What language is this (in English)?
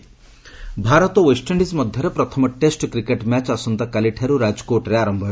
Odia